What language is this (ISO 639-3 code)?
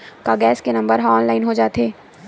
hne